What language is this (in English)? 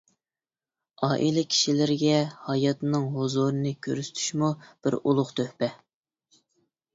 Uyghur